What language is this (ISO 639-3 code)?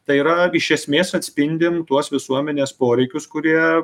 lit